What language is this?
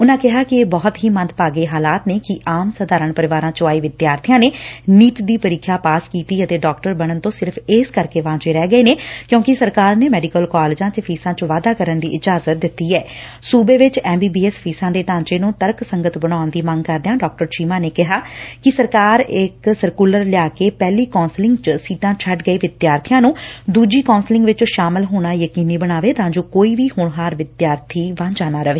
Punjabi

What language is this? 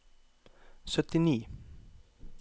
Norwegian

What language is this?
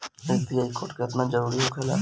Bhojpuri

